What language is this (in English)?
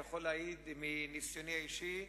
Hebrew